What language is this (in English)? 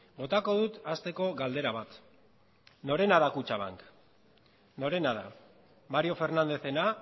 Basque